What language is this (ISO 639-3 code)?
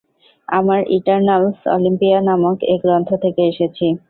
ben